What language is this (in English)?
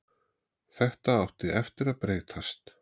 Icelandic